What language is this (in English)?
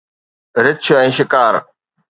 Sindhi